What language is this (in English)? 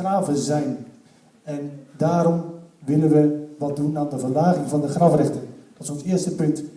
Dutch